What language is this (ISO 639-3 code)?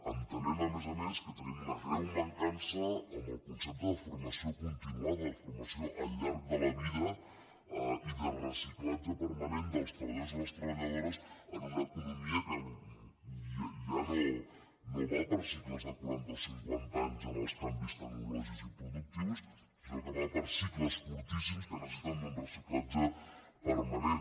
cat